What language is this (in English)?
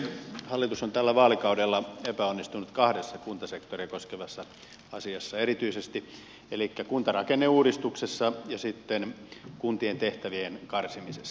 Finnish